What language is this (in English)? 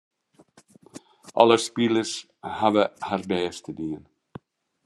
Western Frisian